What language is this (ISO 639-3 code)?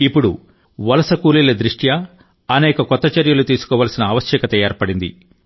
tel